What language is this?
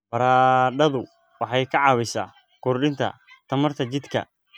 Somali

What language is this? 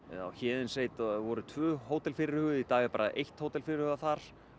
Icelandic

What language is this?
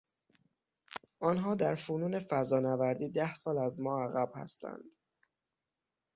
Persian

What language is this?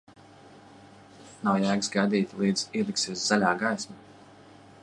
Latvian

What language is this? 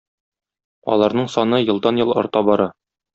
Tatar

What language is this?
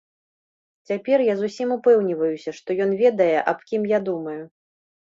Belarusian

